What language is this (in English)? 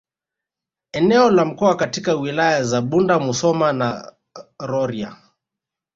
Swahili